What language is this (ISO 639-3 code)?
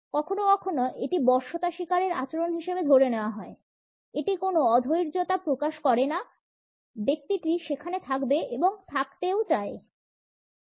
ben